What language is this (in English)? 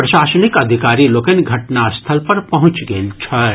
Maithili